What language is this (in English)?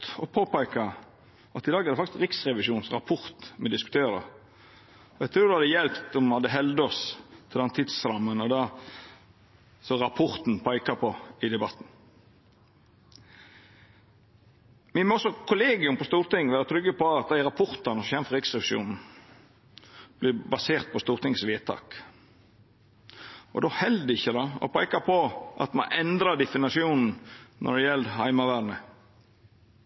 Norwegian Nynorsk